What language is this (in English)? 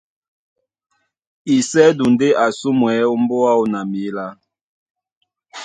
Duala